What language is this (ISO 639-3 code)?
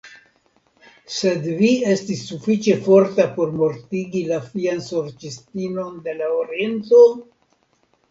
epo